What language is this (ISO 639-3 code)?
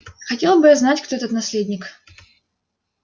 rus